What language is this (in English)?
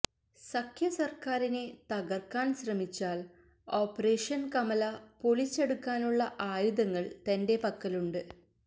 Malayalam